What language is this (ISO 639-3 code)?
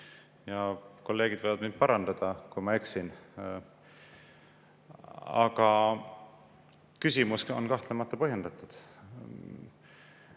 est